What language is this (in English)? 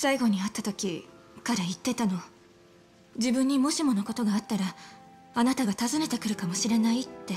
Japanese